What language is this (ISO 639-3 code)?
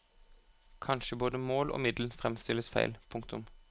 nor